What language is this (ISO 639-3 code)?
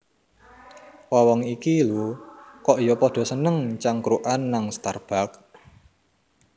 jav